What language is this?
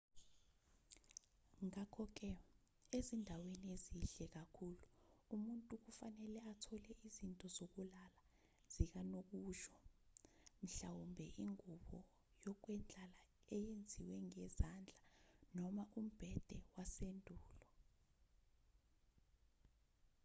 Zulu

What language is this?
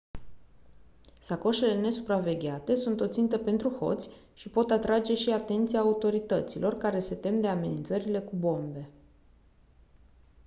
Romanian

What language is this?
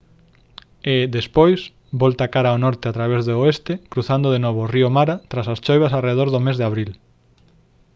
Galician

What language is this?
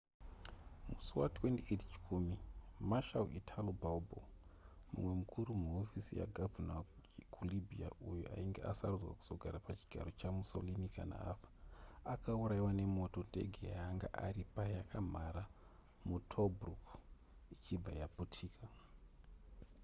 Shona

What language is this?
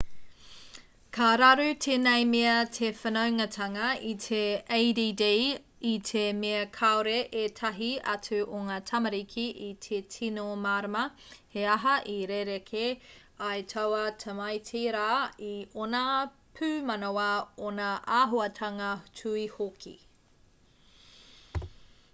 Māori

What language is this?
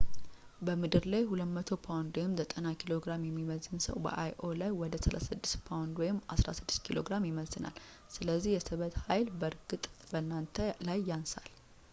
Amharic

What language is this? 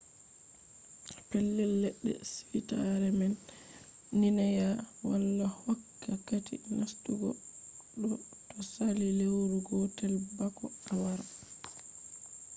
Fula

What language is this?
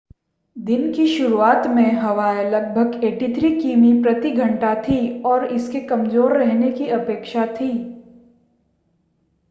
Hindi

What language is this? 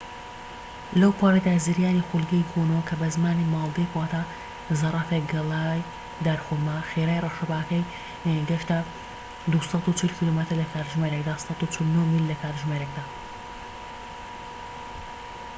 Central Kurdish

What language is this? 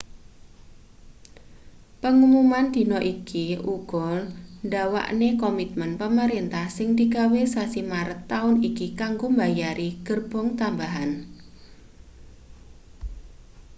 Javanese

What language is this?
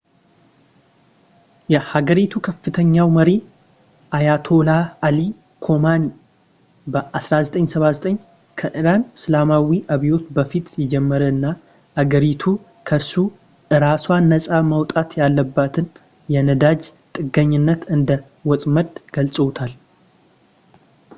Amharic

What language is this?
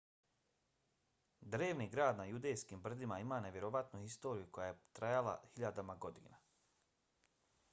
Bosnian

